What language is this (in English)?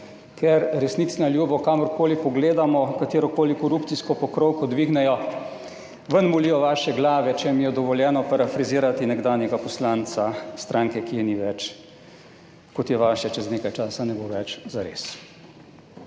Slovenian